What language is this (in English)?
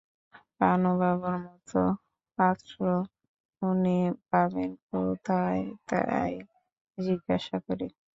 Bangla